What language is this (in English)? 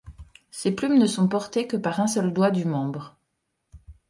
French